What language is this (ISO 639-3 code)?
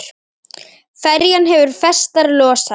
isl